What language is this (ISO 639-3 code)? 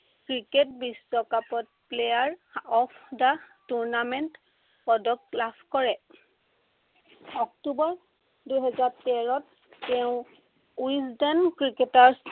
asm